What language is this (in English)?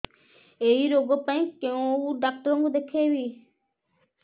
Odia